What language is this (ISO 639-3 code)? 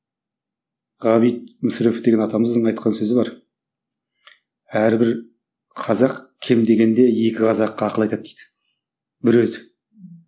kaz